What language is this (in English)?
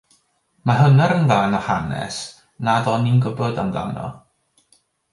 Welsh